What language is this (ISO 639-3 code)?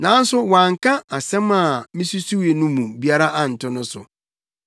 aka